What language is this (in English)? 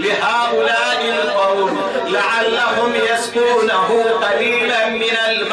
Arabic